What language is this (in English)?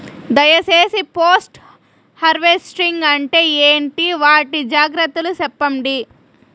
Telugu